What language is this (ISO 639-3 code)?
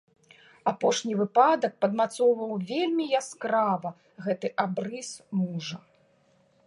bel